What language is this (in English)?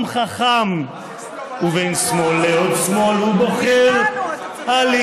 Hebrew